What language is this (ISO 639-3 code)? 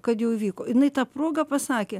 lit